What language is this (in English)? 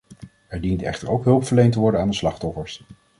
Dutch